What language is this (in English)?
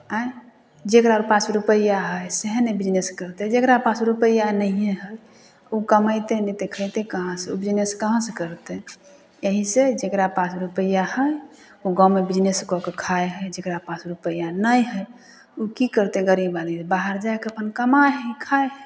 Maithili